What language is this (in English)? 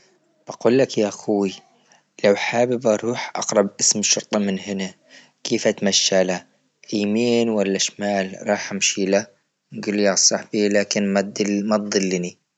Libyan Arabic